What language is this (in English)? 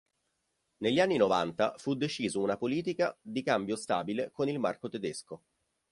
Italian